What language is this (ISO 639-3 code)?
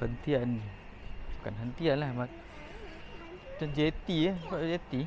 msa